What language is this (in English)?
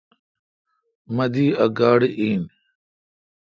Kalkoti